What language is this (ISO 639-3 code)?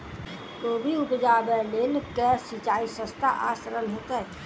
mai